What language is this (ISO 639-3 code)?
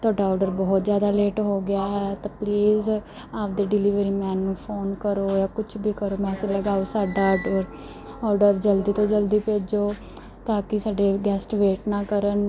pan